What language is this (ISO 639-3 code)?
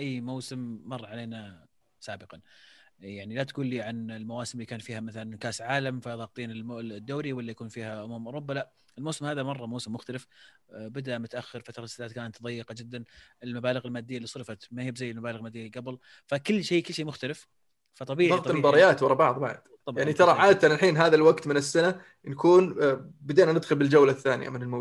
ara